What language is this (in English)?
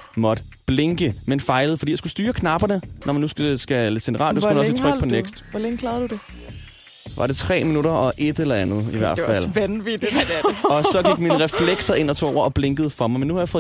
Danish